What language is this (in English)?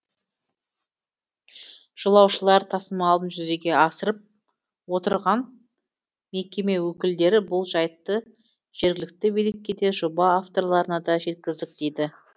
Kazakh